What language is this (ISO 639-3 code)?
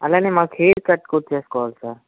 tel